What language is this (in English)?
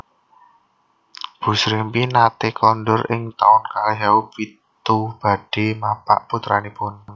Javanese